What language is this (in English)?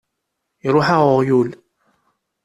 Kabyle